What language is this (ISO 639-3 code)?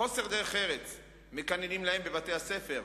heb